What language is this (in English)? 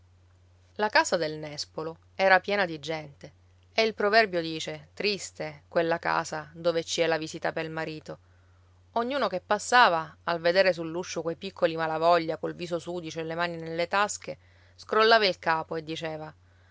Italian